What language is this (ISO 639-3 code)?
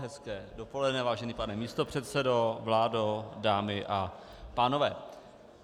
ces